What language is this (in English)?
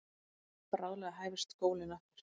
Icelandic